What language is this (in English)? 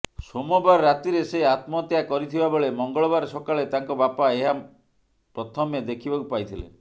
Odia